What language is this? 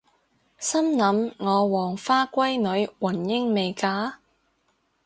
Cantonese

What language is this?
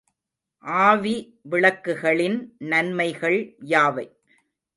Tamil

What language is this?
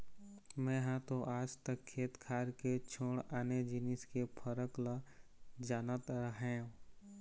Chhattisgarhi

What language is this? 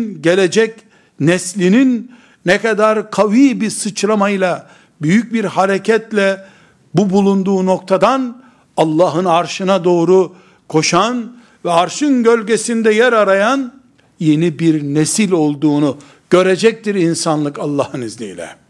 Turkish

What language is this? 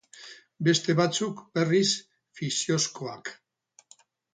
Basque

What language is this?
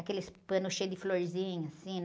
Portuguese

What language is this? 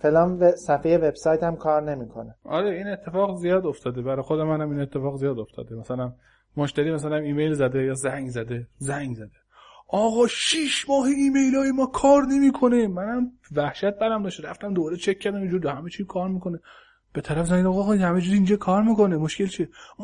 Persian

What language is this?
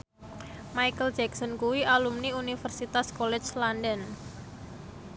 Javanese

